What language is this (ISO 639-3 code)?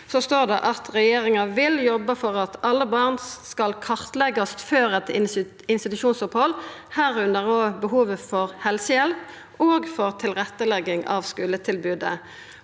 nor